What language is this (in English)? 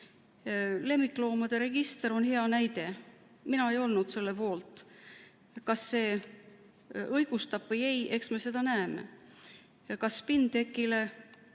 Estonian